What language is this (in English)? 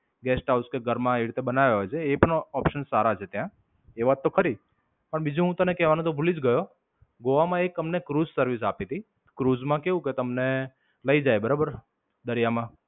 Gujarati